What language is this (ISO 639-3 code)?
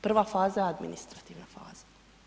hrv